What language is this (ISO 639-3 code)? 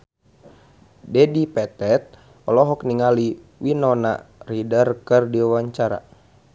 sun